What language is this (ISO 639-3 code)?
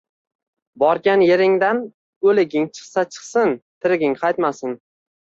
uzb